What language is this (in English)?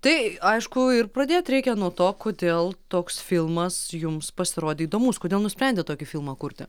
Lithuanian